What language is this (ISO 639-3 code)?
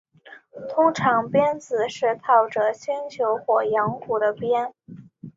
zho